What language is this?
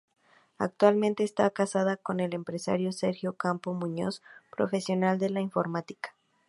Spanish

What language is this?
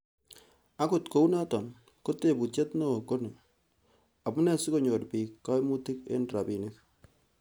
Kalenjin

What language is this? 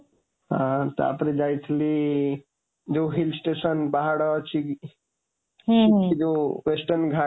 Odia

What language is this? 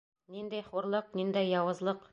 Bashkir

